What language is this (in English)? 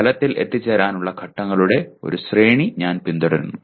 Malayalam